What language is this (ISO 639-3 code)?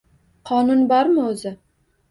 uzb